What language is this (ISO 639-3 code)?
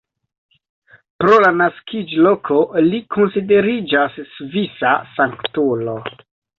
epo